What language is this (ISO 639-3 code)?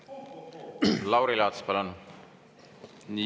est